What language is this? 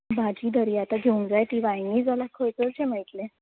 Konkani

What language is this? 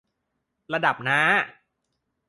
Thai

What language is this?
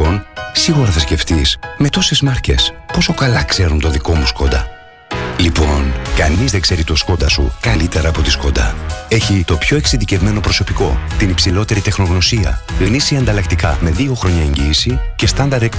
Greek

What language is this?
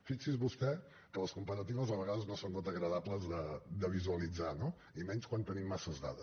Catalan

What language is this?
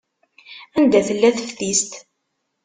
Kabyle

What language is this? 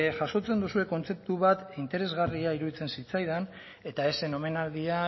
Basque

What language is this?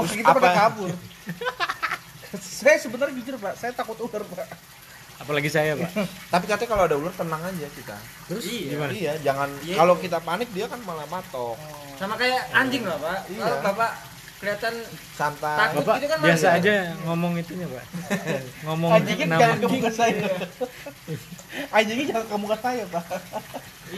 Indonesian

